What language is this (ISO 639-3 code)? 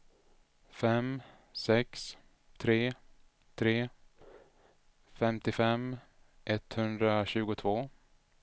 swe